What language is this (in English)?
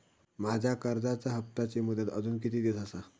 Marathi